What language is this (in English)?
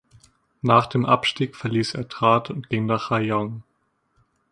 German